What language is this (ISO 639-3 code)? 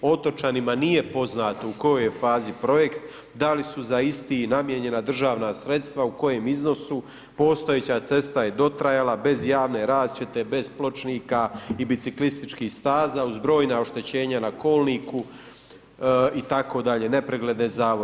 hrv